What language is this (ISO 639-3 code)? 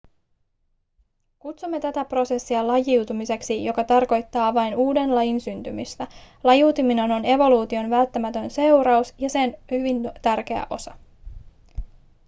fin